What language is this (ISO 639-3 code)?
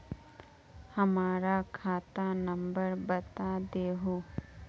mag